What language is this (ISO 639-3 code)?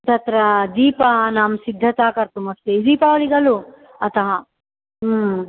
san